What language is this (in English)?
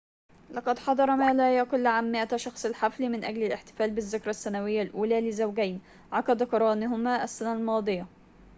Arabic